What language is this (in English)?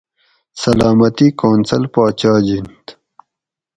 Gawri